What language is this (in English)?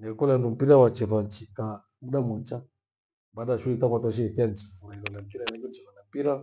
Gweno